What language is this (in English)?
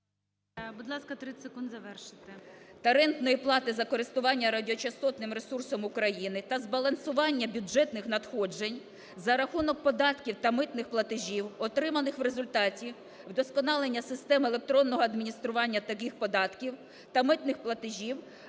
Ukrainian